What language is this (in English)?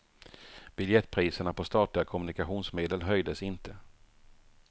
Swedish